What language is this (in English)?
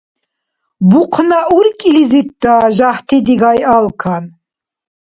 Dargwa